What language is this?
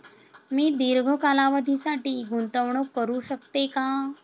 Marathi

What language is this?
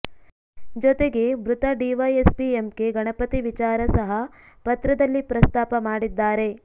Kannada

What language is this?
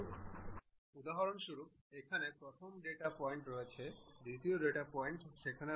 Bangla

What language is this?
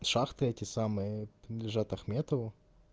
Russian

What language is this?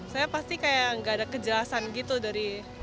Indonesian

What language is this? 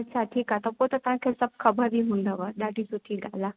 Sindhi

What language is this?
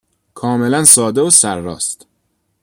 Persian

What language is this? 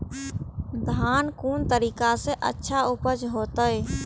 Maithili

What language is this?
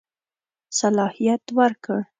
Pashto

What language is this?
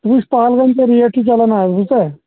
Kashmiri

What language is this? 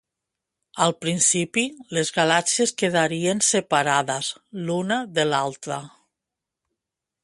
Catalan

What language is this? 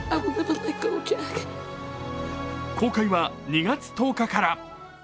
Japanese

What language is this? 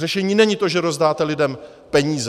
Czech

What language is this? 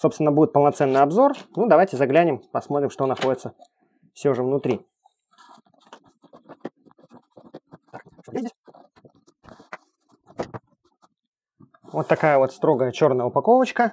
Russian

